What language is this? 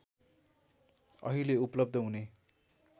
Nepali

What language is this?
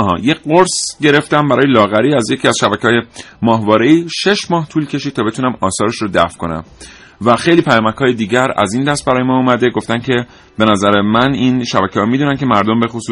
Persian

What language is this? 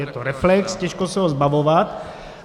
Czech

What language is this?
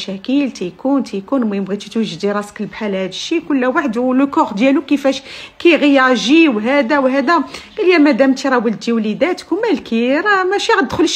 Arabic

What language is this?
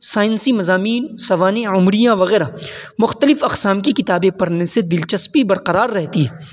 Urdu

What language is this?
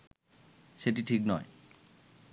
Bangla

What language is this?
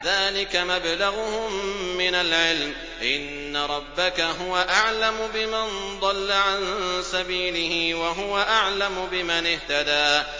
Arabic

